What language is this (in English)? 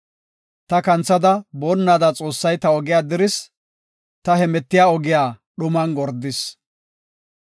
Gofa